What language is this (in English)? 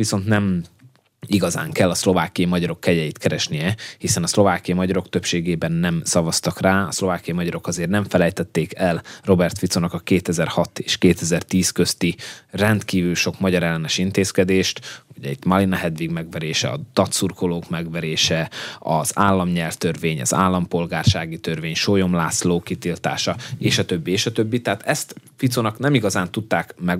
Hungarian